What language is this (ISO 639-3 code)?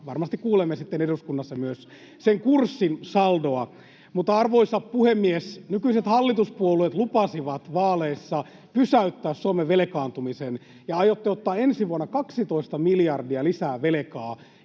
fin